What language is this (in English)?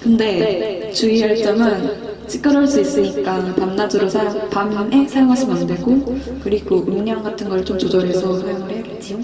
Korean